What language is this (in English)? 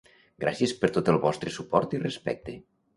Catalan